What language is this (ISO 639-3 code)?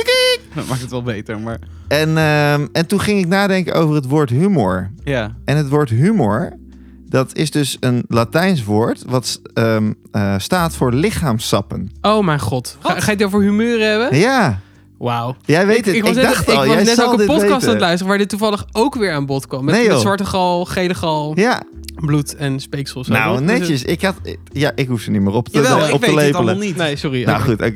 nld